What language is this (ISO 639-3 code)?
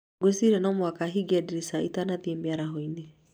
kik